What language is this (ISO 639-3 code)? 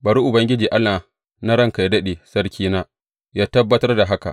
hau